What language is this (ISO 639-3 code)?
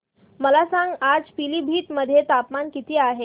mar